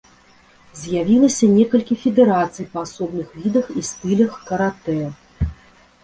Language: Belarusian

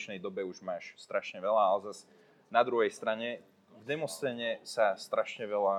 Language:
Slovak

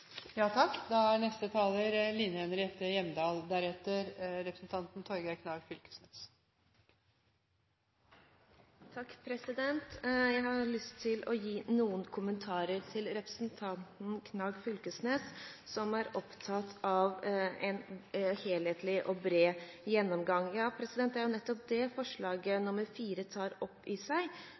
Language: Norwegian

